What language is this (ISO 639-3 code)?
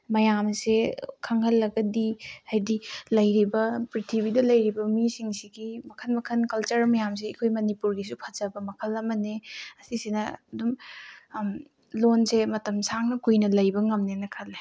mni